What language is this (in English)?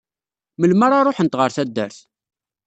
Kabyle